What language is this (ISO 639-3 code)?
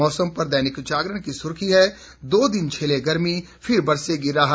hin